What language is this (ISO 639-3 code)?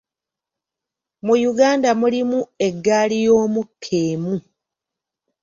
lug